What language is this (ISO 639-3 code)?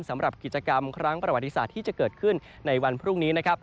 tha